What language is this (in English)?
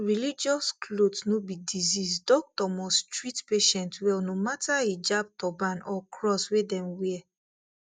Nigerian Pidgin